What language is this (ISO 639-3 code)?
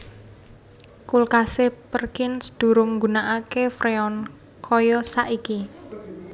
jav